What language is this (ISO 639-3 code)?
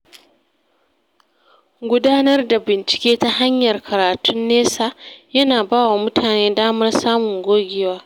hau